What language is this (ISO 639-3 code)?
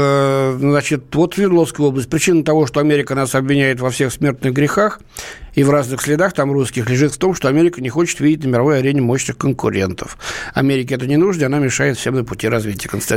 rus